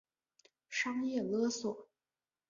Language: Chinese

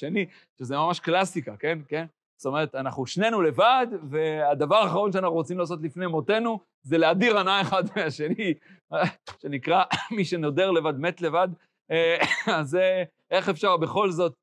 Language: Hebrew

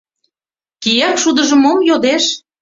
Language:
Mari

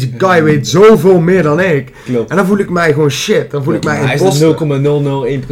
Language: Dutch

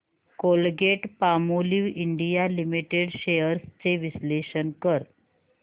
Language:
Marathi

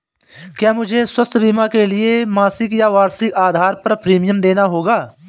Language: Hindi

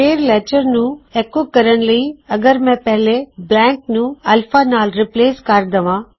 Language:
Punjabi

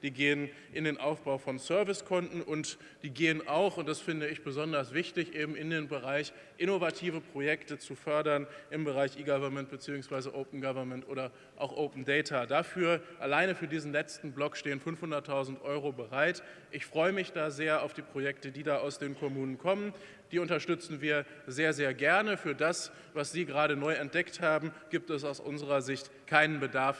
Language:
German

